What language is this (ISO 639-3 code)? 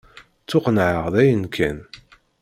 kab